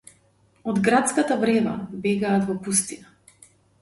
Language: Macedonian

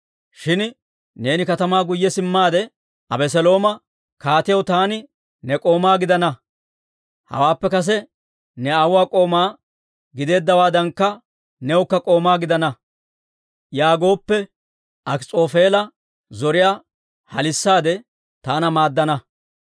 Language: Dawro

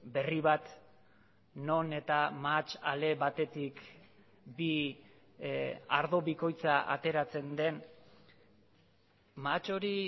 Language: Basque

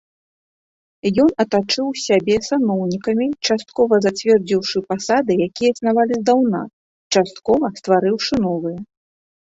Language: Belarusian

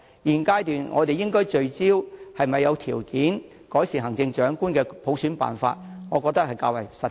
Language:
Cantonese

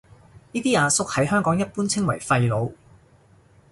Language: Cantonese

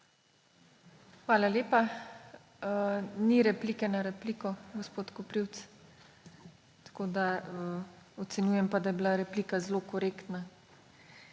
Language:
Slovenian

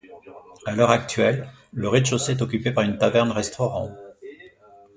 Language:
French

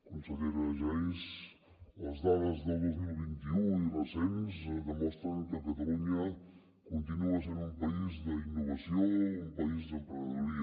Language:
Catalan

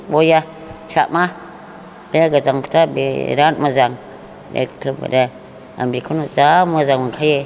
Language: Bodo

